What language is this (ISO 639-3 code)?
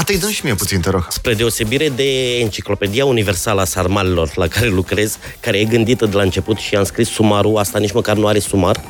ron